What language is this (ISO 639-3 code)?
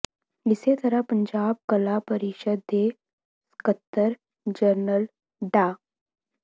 pan